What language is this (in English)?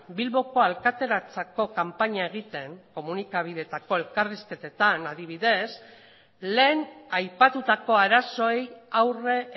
Basque